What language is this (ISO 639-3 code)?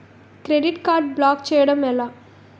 tel